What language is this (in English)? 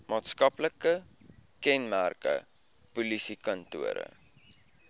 Afrikaans